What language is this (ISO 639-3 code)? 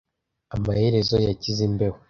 kin